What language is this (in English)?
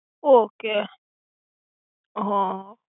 Gujarati